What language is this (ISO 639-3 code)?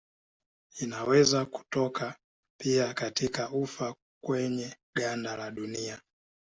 swa